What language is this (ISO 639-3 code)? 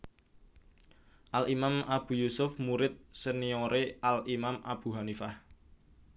jav